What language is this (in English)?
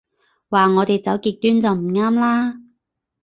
Cantonese